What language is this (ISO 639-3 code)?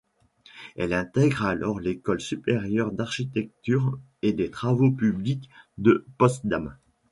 fra